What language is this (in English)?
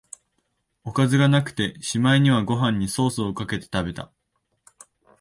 Japanese